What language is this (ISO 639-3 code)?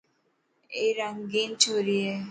mki